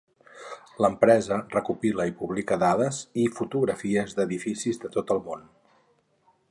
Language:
Catalan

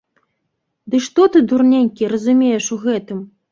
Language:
Belarusian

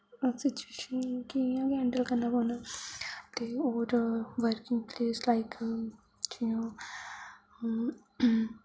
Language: Dogri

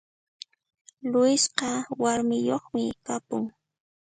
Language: Puno Quechua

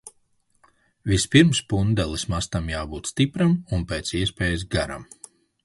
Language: Latvian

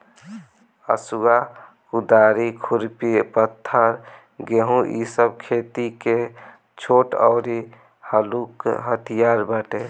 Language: Bhojpuri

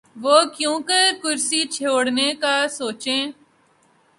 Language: Urdu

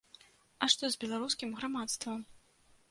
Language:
Belarusian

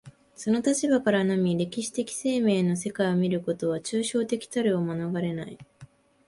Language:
Japanese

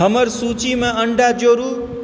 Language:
Maithili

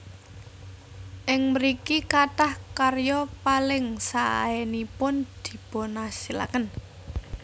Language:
Javanese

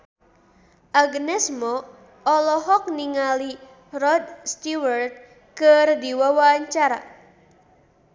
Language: Sundanese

